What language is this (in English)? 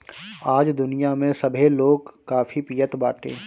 Bhojpuri